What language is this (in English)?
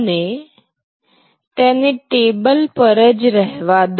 Gujarati